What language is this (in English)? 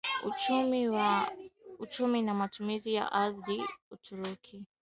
Swahili